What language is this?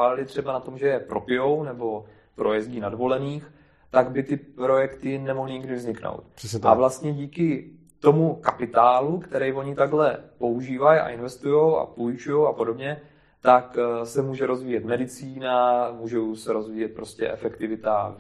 Czech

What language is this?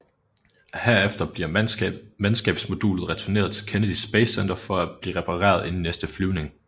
Danish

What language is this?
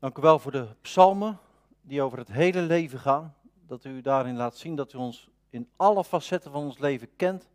Dutch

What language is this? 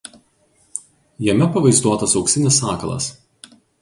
Lithuanian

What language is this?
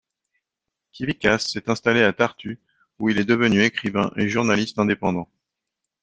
French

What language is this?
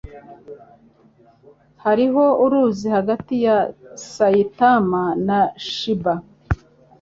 Kinyarwanda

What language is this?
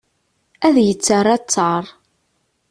Kabyle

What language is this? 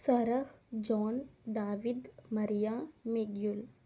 Telugu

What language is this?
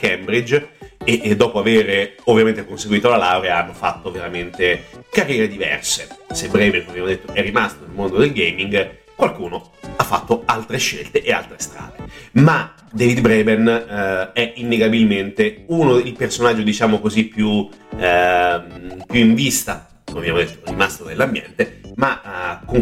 Italian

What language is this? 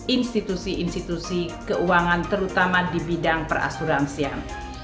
Indonesian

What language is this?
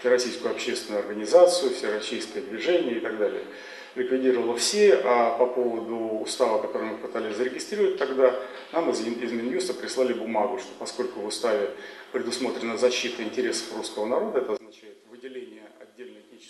Russian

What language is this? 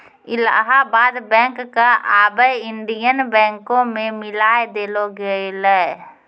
Maithili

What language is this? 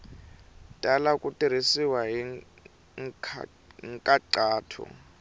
Tsonga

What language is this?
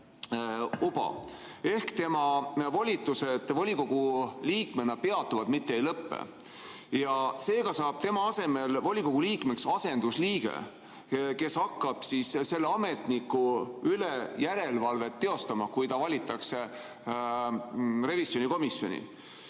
Estonian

